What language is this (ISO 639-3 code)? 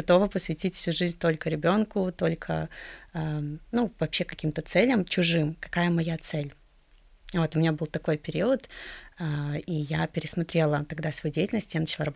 rus